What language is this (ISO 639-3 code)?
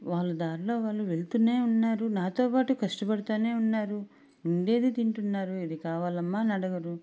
tel